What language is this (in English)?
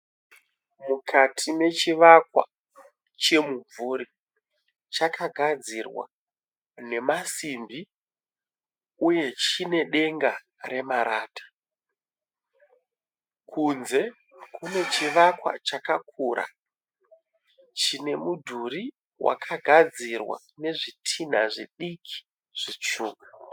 Shona